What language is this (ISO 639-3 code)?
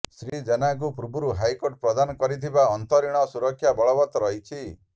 ori